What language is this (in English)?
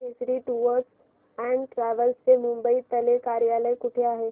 Marathi